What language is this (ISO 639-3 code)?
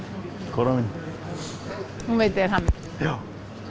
isl